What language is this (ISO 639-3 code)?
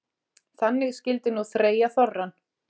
isl